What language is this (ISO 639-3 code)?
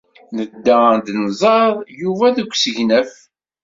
kab